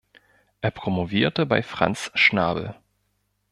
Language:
German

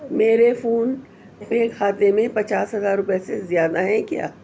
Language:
Urdu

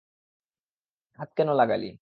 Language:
Bangla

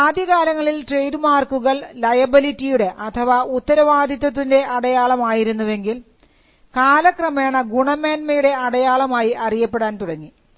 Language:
Malayalam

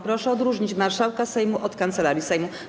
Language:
Polish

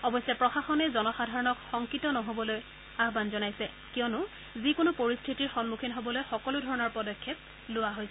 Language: Assamese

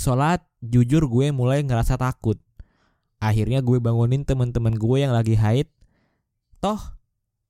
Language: Indonesian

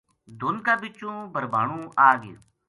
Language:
Gujari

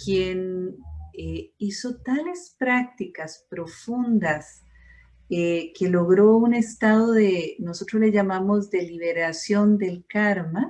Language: Spanish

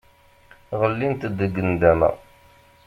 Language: Kabyle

